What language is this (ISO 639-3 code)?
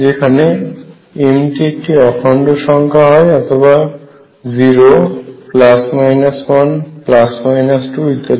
ben